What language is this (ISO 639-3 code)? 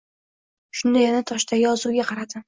uzb